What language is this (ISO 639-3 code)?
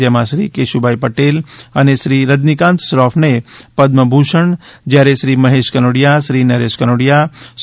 guj